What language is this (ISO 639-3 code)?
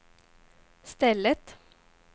swe